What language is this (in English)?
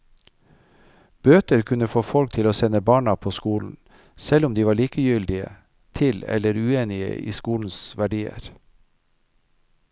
Norwegian